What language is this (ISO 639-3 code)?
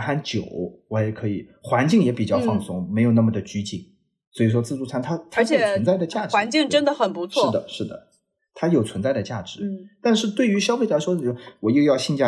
zho